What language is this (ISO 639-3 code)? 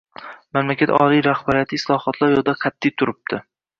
uzb